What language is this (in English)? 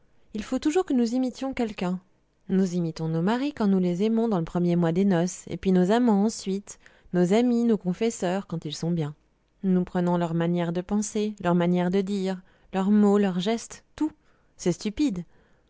French